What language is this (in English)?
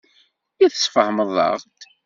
Kabyle